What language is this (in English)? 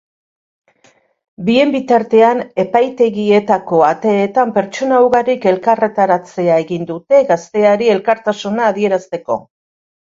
Basque